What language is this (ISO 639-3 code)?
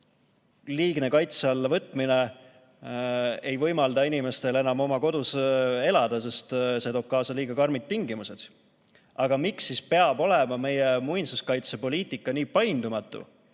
est